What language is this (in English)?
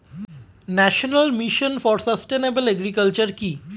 Bangla